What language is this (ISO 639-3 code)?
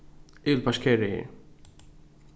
fao